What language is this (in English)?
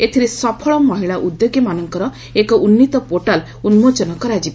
Odia